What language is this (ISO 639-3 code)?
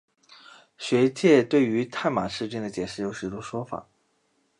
zho